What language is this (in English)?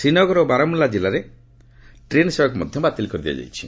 Odia